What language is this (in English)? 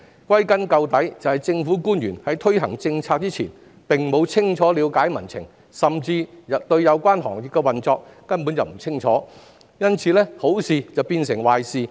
Cantonese